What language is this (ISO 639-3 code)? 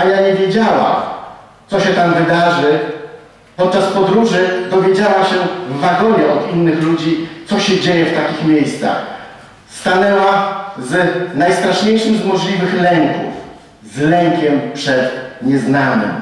pol